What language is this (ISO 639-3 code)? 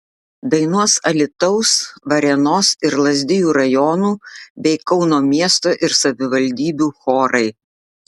lit